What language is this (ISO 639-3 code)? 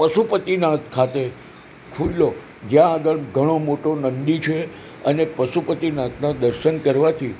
guj